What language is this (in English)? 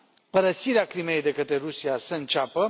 Romanian